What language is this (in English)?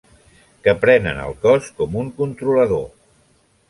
Catalan